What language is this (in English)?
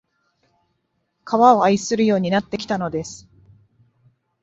Japanese